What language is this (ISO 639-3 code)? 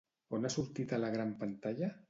cat